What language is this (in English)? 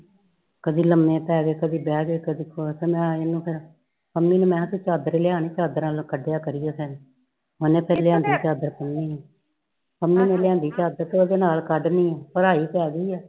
Punjabi